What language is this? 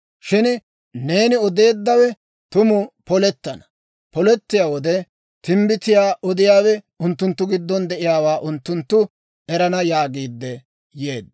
Dawro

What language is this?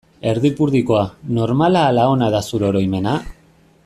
Basque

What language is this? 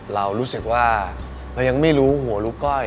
Thai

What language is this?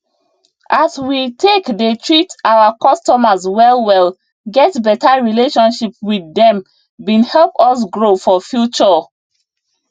Nigerian Pidgin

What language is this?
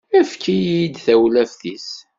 Kabyle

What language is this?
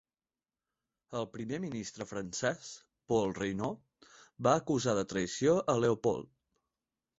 Catalan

